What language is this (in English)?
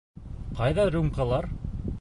Bashkir